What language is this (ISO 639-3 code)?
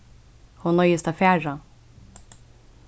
fao